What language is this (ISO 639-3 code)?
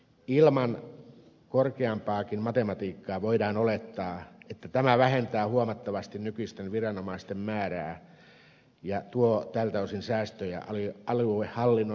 fin